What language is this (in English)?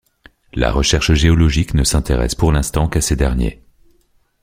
French